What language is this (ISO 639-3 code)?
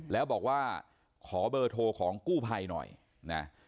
tha